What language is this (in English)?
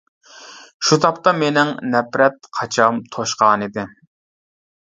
Uyghur